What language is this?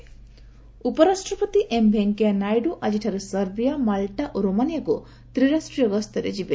Odia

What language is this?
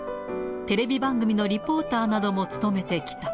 Japanese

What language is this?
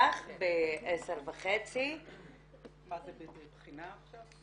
Hebrew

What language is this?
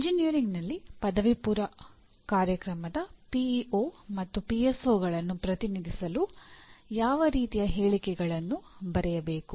Kannada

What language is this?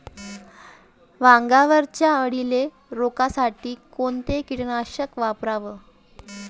Marathi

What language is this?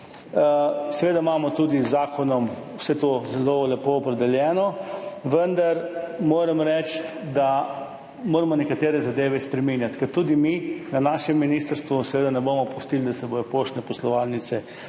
Slovenian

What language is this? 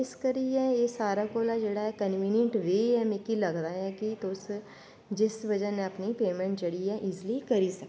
Dogri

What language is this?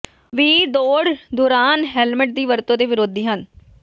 Punjabi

